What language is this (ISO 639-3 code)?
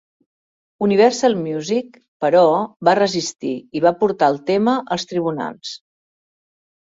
cat